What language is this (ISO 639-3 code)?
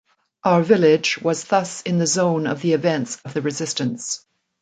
eng